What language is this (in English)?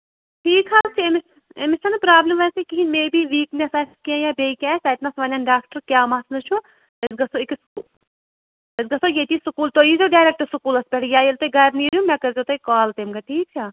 Kashmiri